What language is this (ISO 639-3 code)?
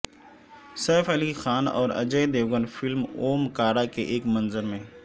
urd